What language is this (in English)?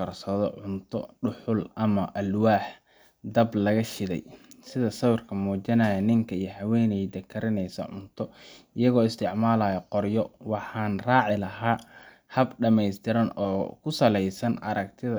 Somali